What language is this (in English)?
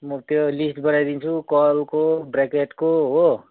Nepali